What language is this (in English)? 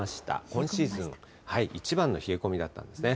Japanese